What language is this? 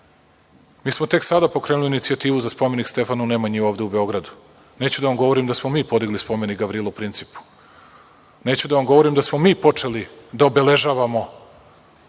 Serbian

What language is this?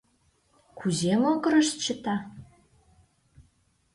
Mari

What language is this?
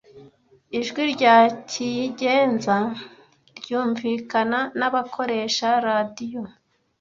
Kinyarwanda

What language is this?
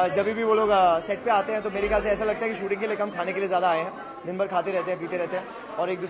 Hindi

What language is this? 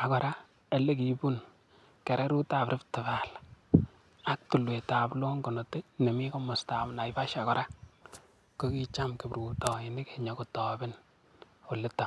Kalenjin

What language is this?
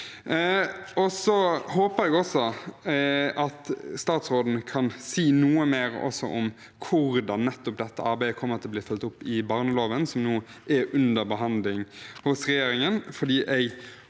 Norwegian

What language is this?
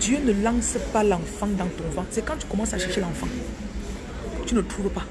French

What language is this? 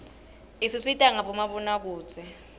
Swati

